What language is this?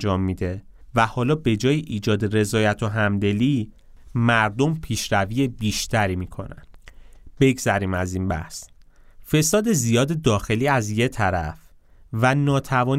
Persian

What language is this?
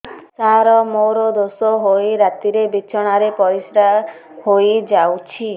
Odia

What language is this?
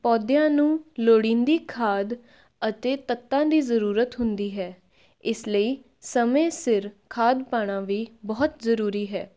Punjabi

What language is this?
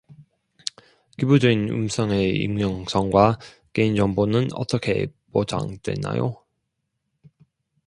Korean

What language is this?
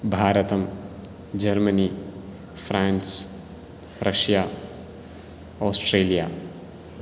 Sanskrit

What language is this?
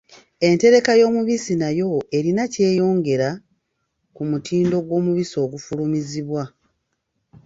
Ganda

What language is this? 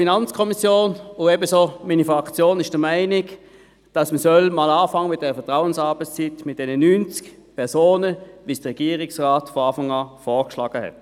Swiss German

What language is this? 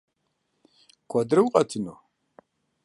Kabardian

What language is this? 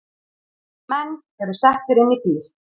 Icelandic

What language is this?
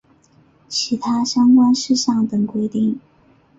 Chinese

